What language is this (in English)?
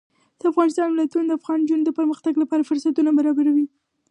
Pashto